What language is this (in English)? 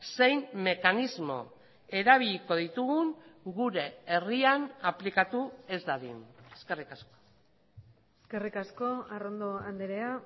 Basque